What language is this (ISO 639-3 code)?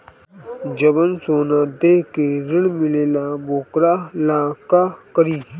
bho